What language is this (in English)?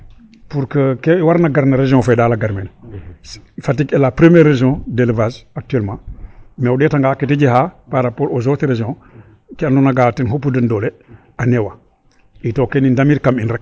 Serer